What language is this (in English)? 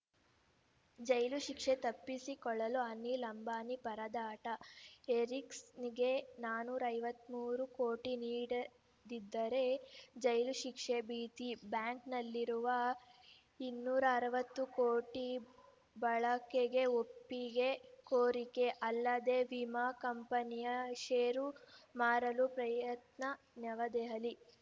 Kannada